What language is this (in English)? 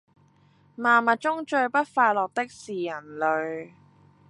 Cantonese